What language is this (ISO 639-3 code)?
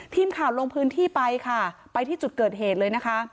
tha